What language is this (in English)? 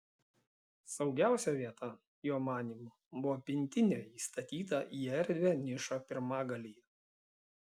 Lithuanian